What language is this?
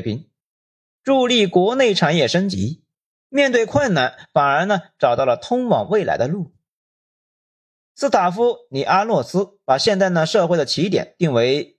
Chinese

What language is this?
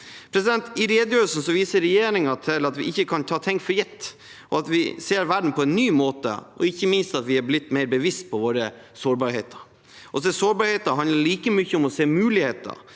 Norwegian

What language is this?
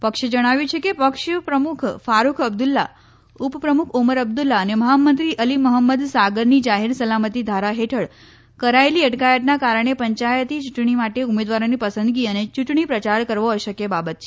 Gujarati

